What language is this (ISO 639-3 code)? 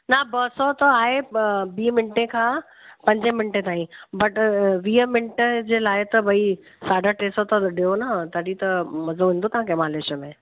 snd